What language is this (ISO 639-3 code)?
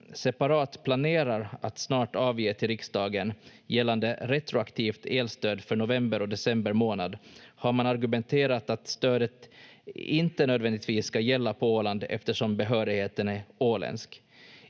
fin